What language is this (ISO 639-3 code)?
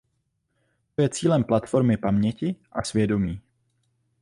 ces